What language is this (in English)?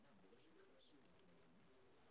Hebrew